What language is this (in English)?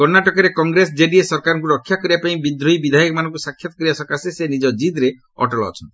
Odia